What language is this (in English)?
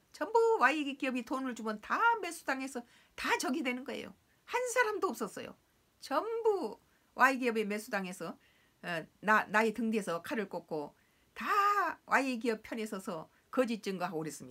Korean